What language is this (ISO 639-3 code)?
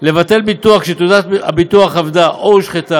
heb